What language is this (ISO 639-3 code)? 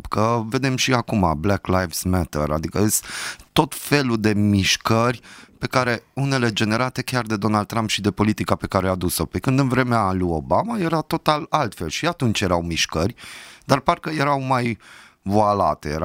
ron